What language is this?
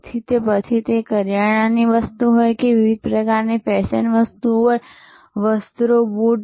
Gujarati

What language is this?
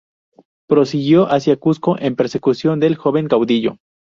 Spanish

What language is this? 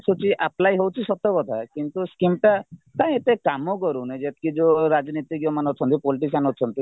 Odia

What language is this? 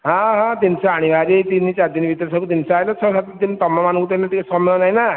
Odia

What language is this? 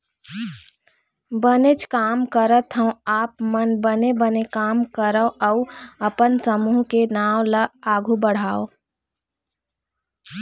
Chhattisgarhi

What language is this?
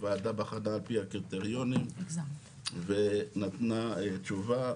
Hebrew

